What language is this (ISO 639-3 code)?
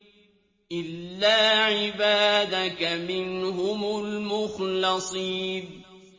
ara